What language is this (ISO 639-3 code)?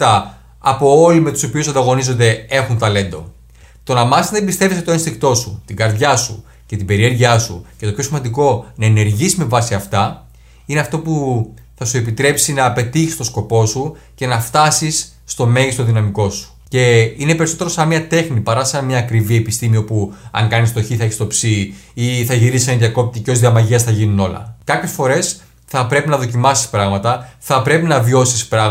ell